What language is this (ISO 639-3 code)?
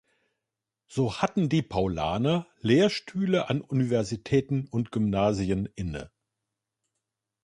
deu